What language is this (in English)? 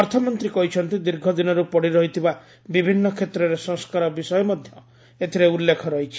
Odia